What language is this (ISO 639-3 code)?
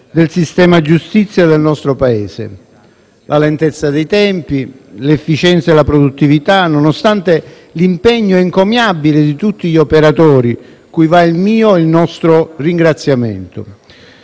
ita